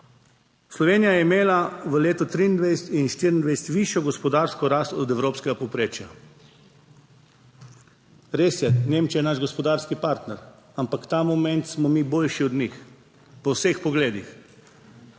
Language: Slovenian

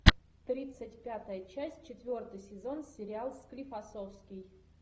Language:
Russian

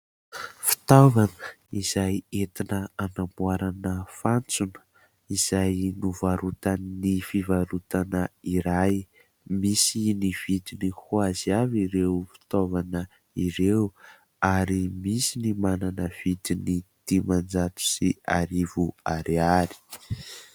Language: Malagasy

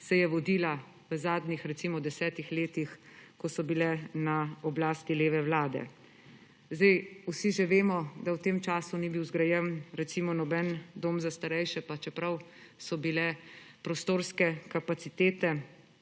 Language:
Slovenian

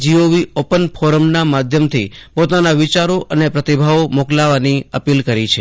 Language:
Gujarati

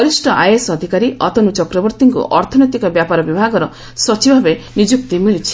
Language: Odia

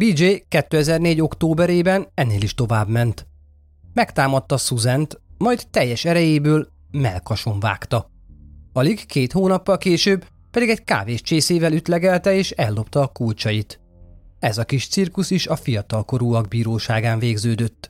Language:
Hungarian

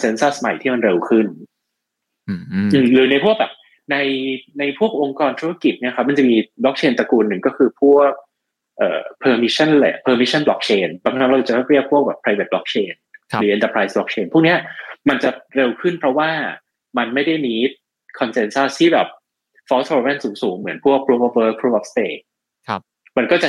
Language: Thai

